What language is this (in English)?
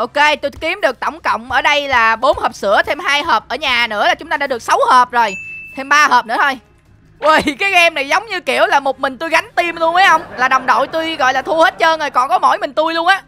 Vietnamese